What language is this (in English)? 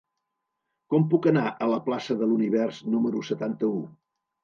Catalan